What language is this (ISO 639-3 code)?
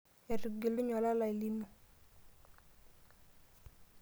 mas